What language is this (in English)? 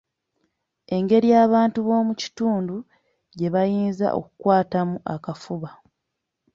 Ganda